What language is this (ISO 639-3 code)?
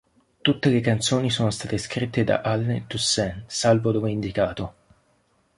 ita